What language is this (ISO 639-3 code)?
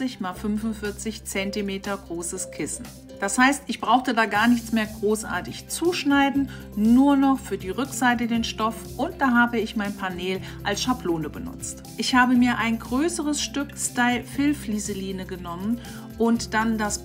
deu